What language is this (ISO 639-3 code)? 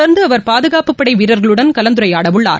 tam